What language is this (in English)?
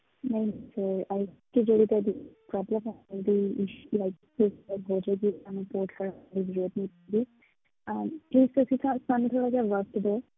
Punjabi